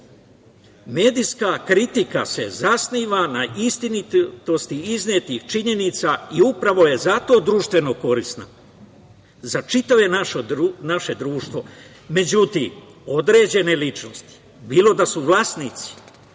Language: Serbian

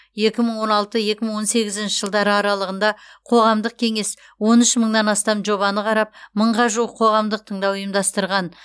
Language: Kazakh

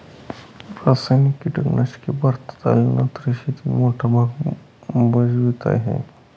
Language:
Marathi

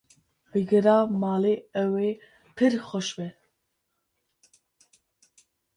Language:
Kurdish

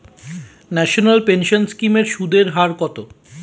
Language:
Bangla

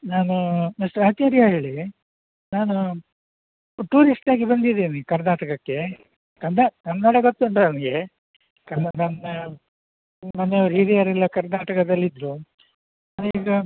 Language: Kannada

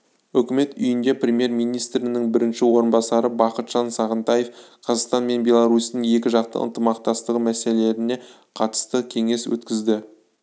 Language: Kazakh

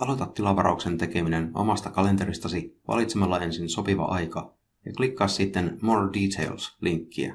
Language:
Finnish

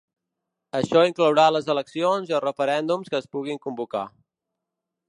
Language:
Catalan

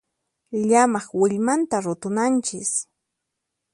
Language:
Puno Quechua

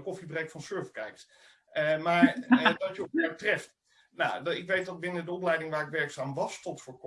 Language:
Dutch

